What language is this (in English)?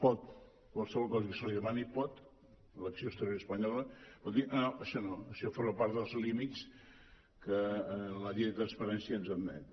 Catalan